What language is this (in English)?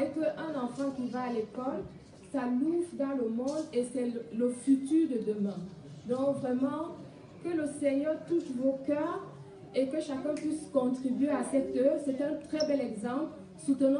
French